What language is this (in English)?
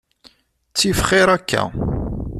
Kabyle